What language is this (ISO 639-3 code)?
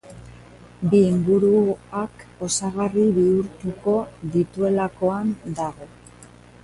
eus